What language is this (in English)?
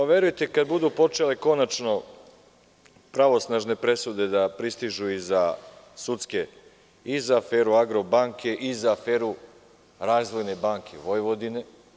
Serbian